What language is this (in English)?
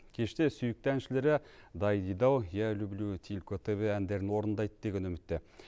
Kazakh